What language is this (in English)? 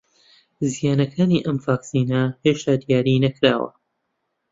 Central Kurdish